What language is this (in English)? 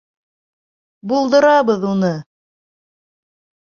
Bashkir